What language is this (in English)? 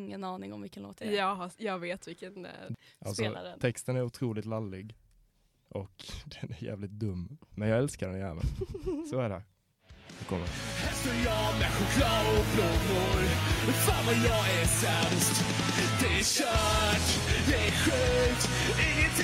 Swedish